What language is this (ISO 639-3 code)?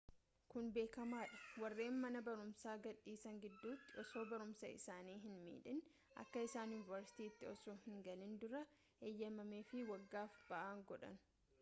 orm